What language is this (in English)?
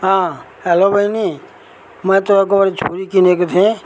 Nepali